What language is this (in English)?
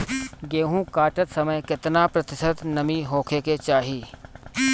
Bhojpuri